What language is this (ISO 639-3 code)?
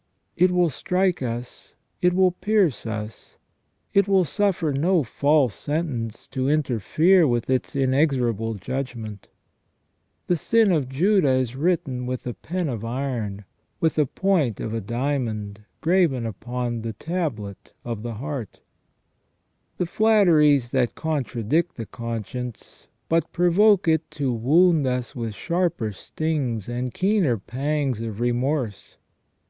eng